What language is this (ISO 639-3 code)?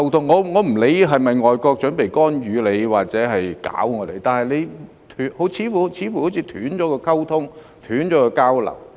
yue